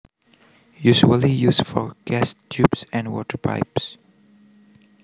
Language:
Javanese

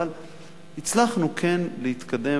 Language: Hebrew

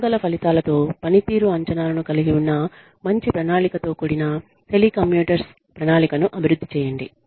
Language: Telugu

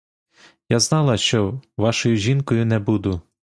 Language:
Ukrainian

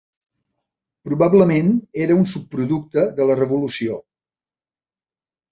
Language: Catalan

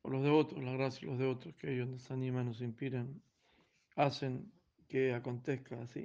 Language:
Spanish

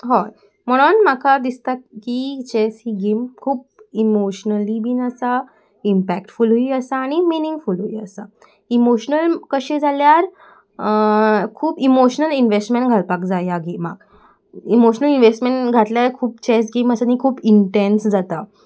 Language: Konkani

